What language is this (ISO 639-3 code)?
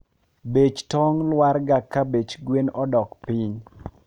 luo